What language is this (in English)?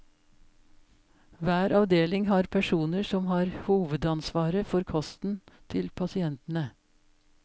Norwegian